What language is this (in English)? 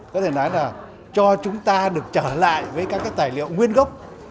Vietnamese